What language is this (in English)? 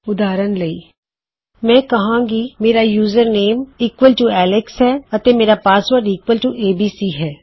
Punjabi